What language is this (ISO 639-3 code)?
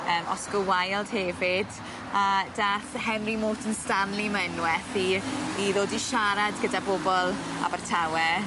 cym